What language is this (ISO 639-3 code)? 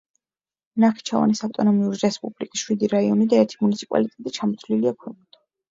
kat